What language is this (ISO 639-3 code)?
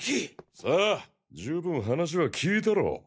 jpn